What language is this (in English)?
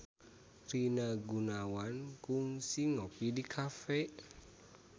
Sundanese